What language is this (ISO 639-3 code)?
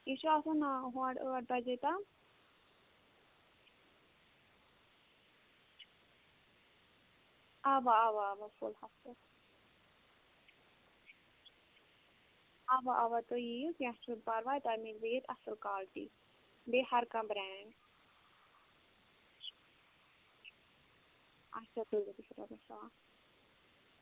kas